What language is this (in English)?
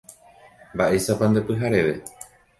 Guarani